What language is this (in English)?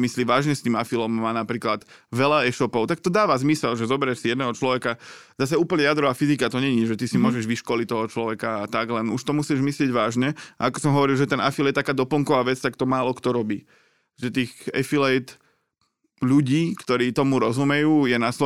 Slovak